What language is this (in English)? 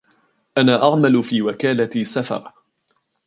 Arabic